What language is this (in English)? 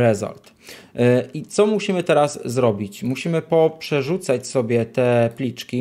Polish